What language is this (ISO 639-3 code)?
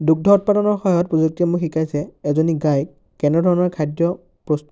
asm